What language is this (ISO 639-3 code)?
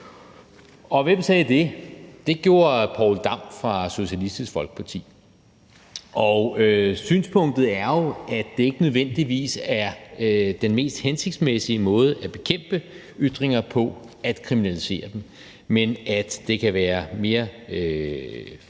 dan